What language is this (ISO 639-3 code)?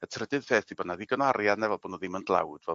cym